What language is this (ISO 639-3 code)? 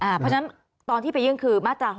tha